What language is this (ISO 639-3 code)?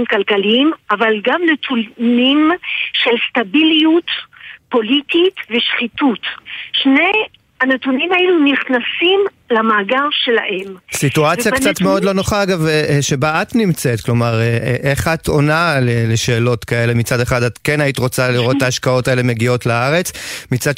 heb